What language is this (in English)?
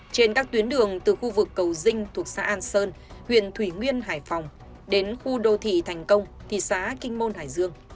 Vietnamese